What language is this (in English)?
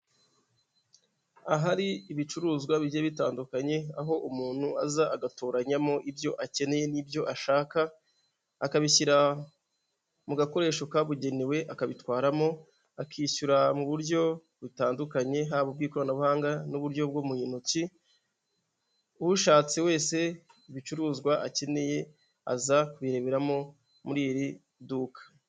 Kinyarwanda